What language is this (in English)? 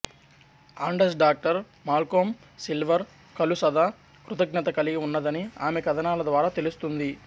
Telugu